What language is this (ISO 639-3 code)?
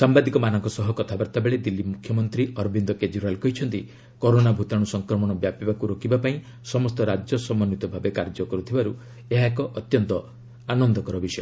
ori